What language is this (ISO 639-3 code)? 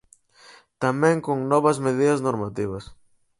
glg